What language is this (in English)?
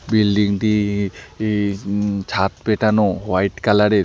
Bangla